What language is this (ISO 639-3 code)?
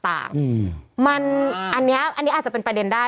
tha